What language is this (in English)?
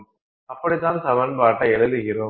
Tamil